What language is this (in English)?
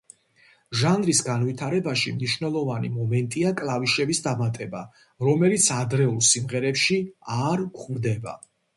Georgian